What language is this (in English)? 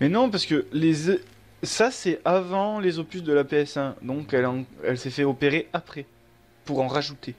French